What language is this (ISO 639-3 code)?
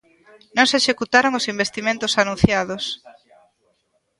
glg